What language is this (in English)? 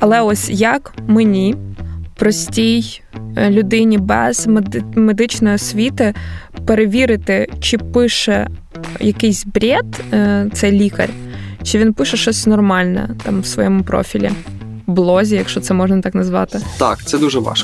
Ukrainian